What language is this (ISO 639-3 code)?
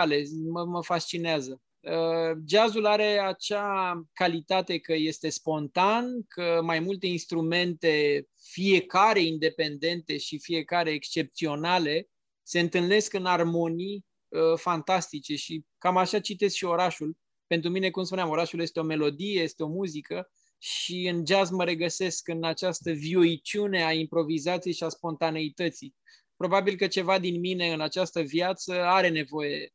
ron